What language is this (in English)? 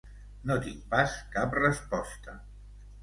Catalan